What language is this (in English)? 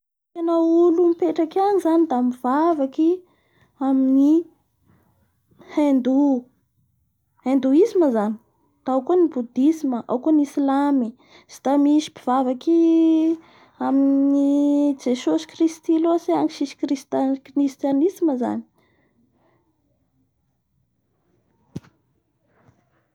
Bara Malagasy